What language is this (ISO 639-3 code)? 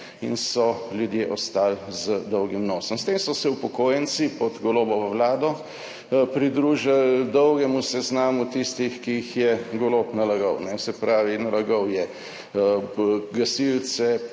slv